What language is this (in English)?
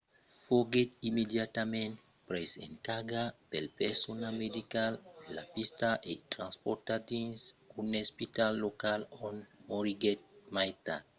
Occitan